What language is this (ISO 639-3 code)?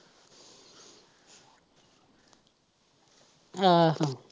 pan